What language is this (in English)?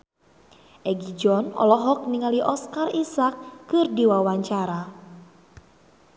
Sundanese